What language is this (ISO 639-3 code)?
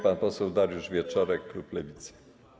pol